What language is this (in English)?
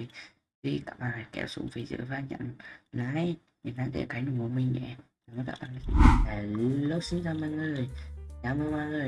Vietnamese